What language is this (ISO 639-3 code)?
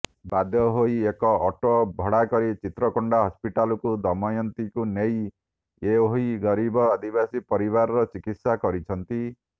ori